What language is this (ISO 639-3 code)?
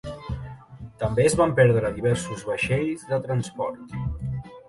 cat